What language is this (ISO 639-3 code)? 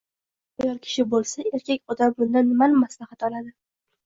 uzb